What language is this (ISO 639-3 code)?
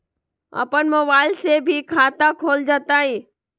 mag